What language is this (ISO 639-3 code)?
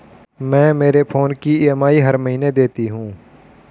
hin